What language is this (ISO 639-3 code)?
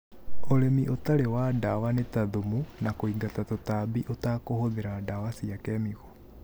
kik